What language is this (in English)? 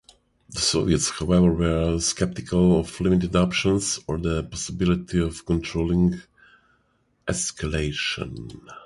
English